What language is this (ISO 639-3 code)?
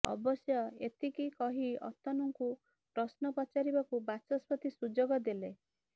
ori